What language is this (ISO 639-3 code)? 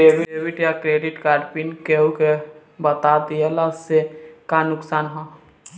bho